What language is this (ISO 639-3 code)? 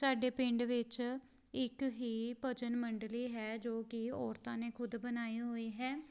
pan